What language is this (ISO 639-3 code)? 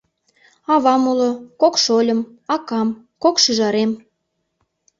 chm